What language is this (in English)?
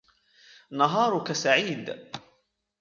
Arabic